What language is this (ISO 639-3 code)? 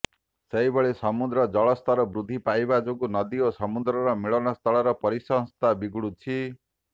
ori